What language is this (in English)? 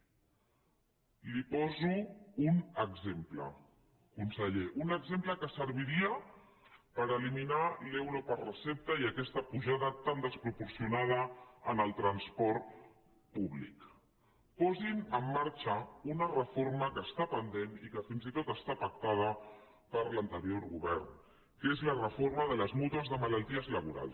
Catalan